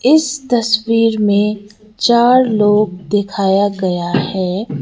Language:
Hindi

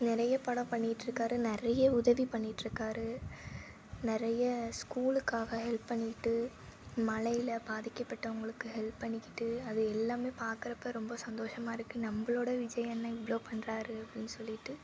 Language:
Tamil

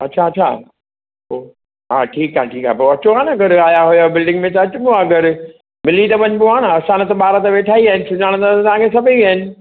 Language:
Sindhi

